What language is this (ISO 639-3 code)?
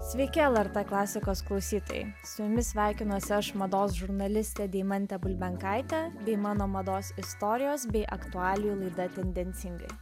lit